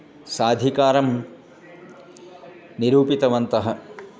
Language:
Sanskrit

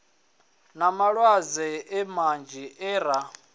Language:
Venda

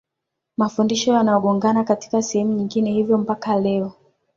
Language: Swahili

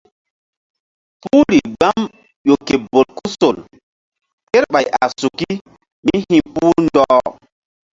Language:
Mbum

